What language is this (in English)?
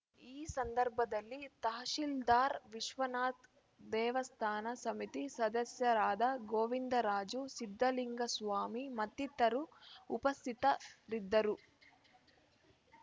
Kannada